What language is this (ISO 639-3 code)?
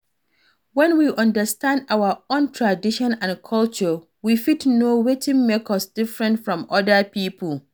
pcm